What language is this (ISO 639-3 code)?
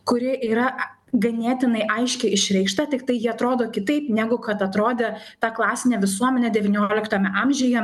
lit